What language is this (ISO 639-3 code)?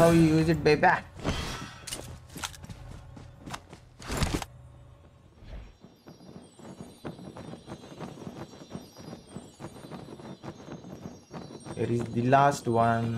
eng